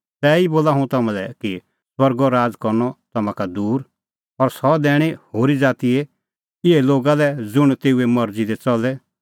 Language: Kullu Pahari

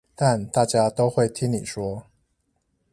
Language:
Chinese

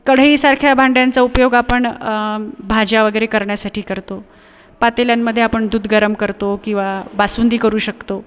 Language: Marathi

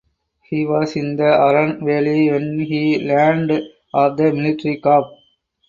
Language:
English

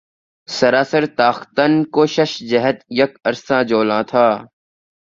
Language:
Urdu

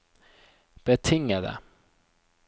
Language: Norwegian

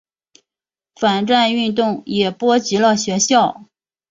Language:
Chinese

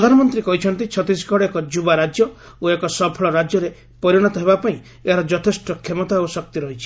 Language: Odia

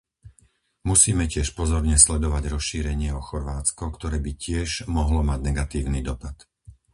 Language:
Slovak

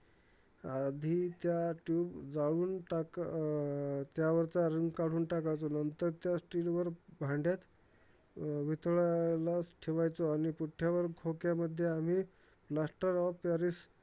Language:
Marathi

